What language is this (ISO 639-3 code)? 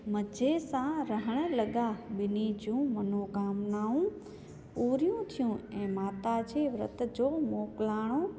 snd